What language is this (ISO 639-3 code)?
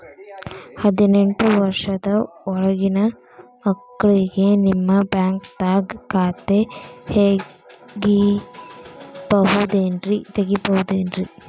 kan